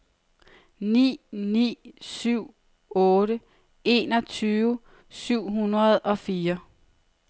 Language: Danish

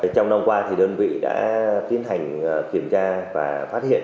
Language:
Vietnamese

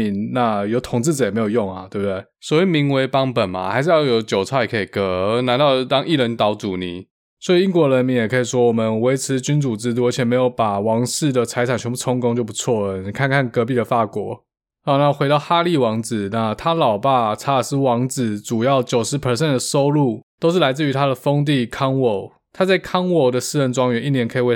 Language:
Chinese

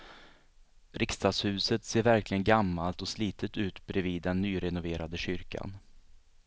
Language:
Swedish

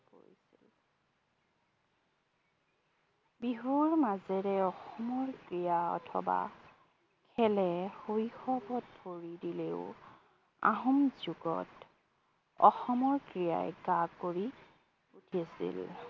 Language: Assamese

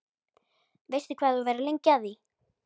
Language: Icelandic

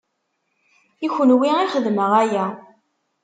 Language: Kabyle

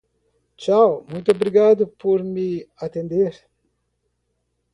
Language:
Portuguese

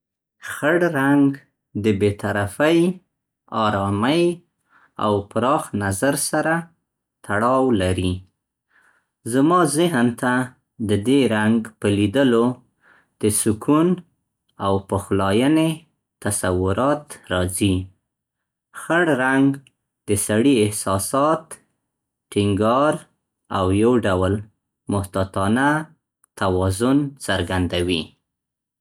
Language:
Central Pashto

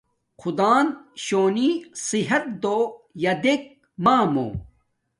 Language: Domaaki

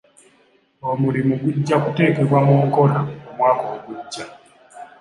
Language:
Ganda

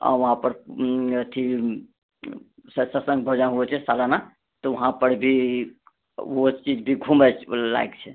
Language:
Maithili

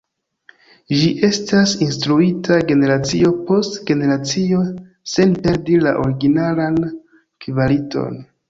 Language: Esperanto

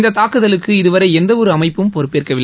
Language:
Tamil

